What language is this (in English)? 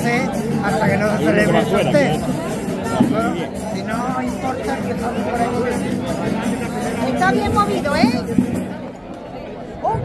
Spanish